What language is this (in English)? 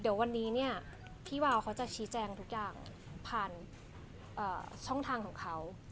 Thai